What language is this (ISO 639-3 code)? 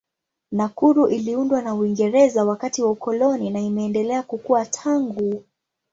swa